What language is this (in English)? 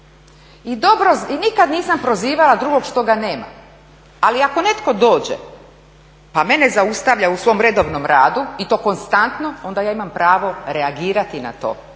Croatian